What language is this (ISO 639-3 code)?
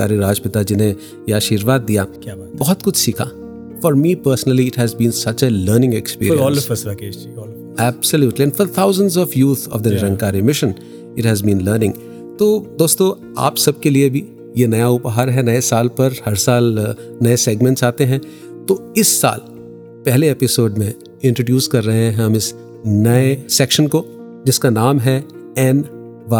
hin